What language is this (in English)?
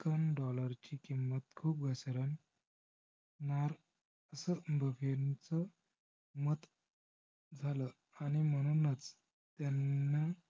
Marathi